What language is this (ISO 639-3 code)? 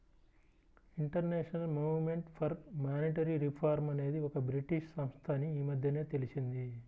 tel